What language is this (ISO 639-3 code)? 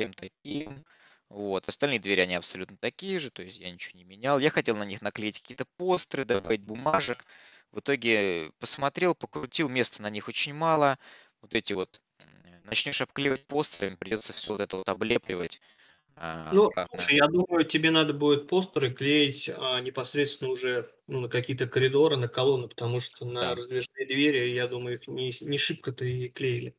rus